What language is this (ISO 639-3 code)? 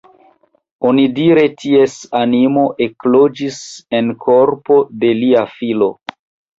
epo